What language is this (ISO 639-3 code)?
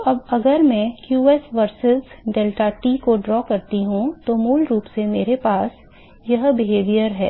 hin